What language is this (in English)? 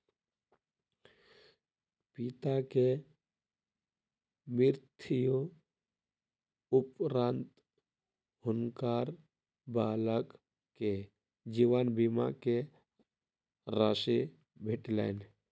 Maithili